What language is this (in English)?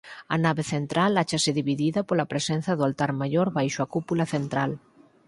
Galician